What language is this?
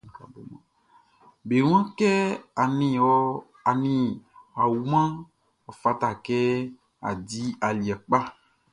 Baoulé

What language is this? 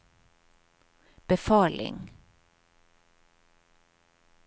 Norwegian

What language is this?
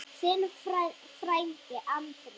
Icelandic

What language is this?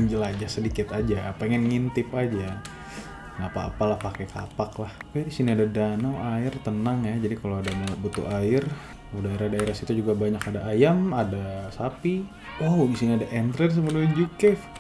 Indonesian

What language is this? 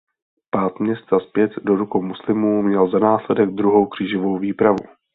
Czech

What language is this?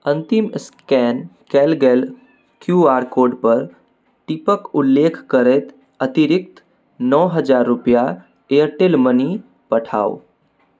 Maithili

